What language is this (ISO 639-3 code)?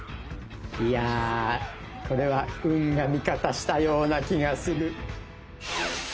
jpn